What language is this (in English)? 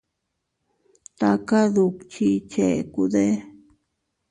Teutila Cuicatec